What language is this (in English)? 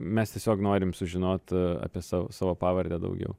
Lithuanian